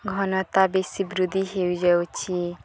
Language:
Odia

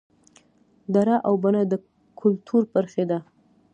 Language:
Pashto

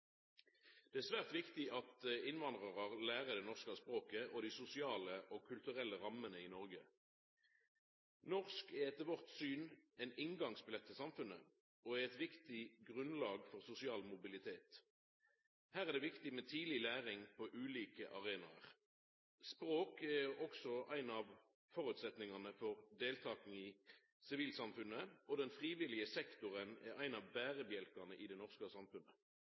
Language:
Norwegian Nynorsk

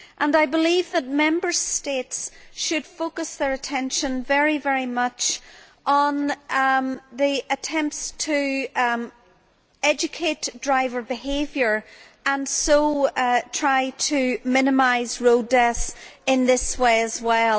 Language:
English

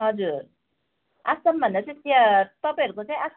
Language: Nepali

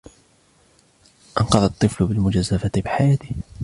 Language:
Arabic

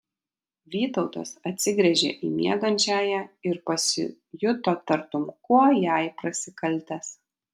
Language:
Lithuanian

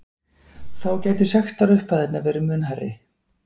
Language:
Icelandic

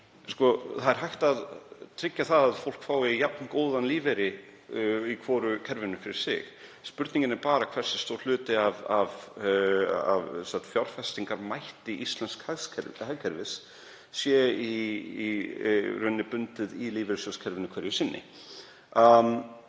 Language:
Icelandic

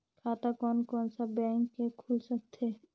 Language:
Chhattisgarhi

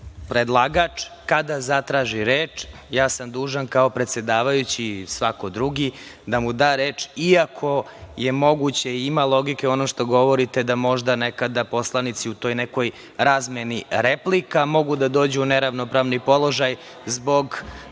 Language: Serbian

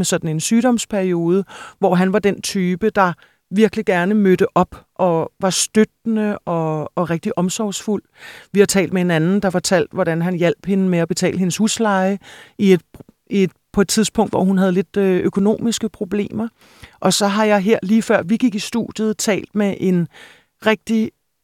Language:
Danish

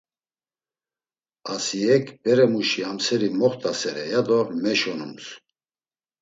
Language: Laz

